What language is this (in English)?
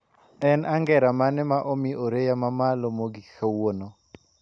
Luo (Kenya and Tanzania)